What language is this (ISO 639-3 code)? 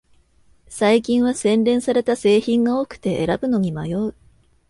jpn